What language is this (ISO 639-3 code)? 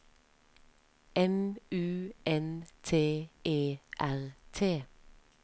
nor